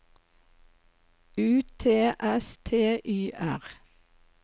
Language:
Norwegian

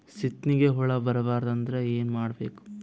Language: Kannada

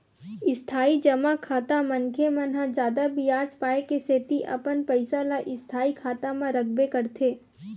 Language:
Chhattisgarhi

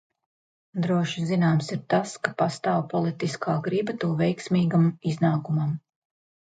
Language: Latvian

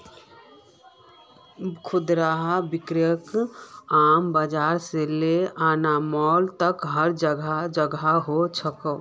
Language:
Magahi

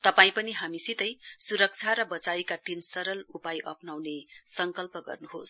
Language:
Nepali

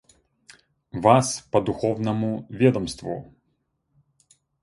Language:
Russian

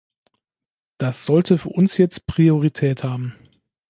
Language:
German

